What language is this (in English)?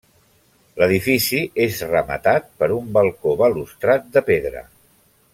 Catalan